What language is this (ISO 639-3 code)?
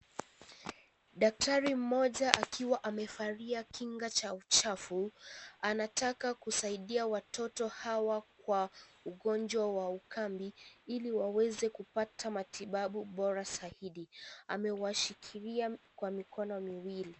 swa